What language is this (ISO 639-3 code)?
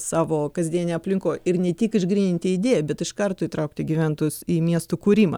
lit